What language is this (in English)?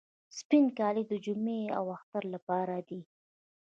Pashto